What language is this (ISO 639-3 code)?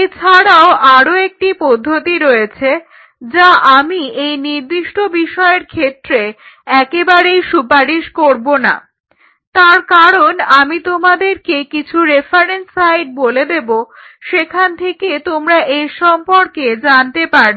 ben